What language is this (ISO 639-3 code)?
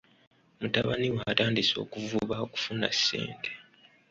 lug